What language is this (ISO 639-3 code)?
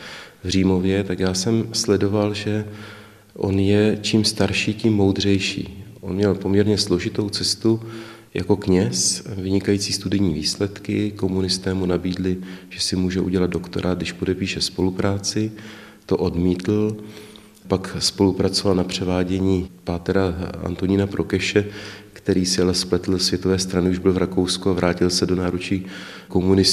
ces